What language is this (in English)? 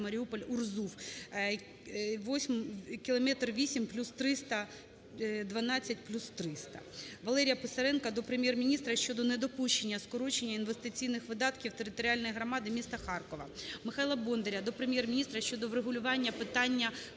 Ukrainian